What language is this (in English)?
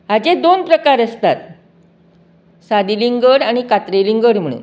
Konkani